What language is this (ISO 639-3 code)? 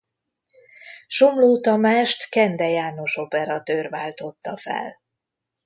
hun